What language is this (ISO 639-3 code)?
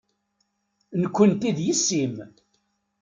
kab